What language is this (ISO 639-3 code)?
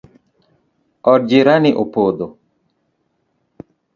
luo